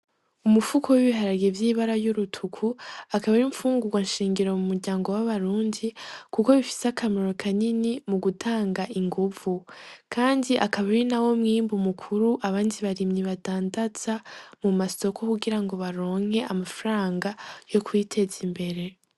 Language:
Rundi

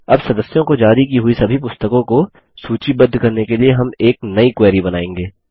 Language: Hindi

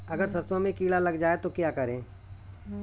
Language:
Hindi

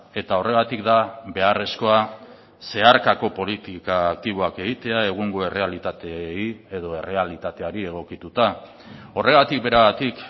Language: Basque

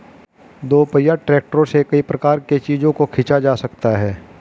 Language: Hindi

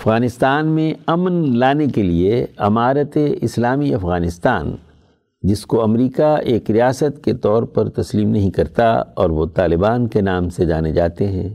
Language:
Urdu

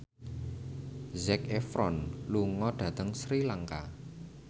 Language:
Javanese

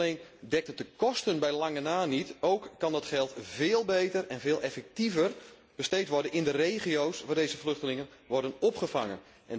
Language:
Dutch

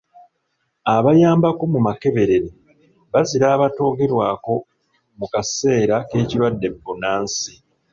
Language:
Ganda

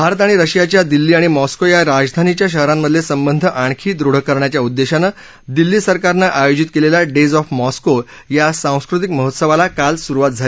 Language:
Marathi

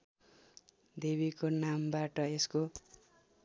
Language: Nepali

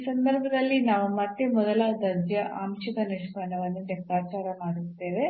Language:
Kannada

